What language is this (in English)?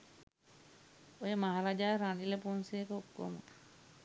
Sinhala